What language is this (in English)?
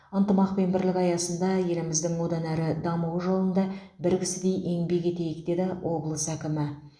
Kazakh